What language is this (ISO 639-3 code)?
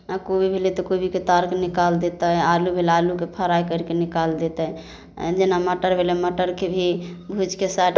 mai